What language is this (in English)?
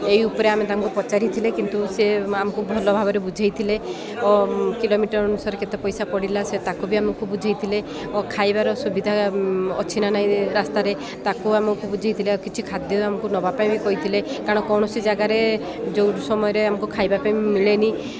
Odia